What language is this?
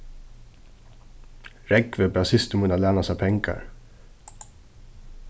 Faroese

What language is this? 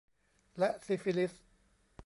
Thai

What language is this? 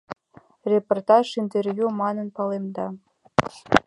Mari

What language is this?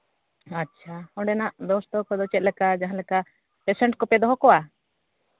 Santali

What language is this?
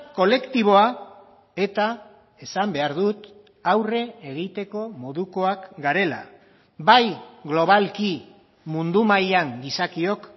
Basque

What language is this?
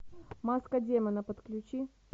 Russian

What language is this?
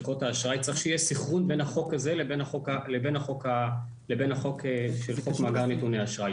Hebrew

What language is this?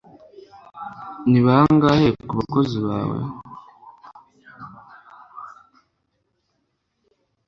Kinyarwanda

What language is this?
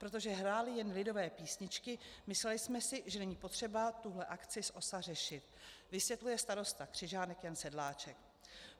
Czech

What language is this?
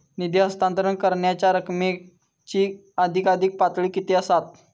Marathi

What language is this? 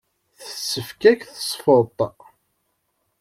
Kabyle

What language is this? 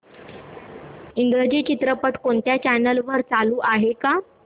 Marathi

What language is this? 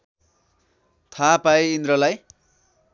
Nepali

